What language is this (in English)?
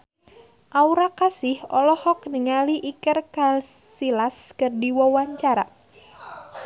Sundanese